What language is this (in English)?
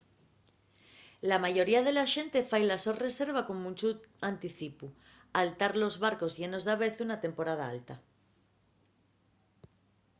Asturian